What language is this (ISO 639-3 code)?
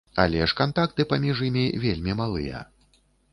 bel